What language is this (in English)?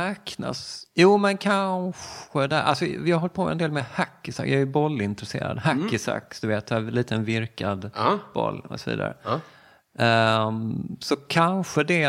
Swedish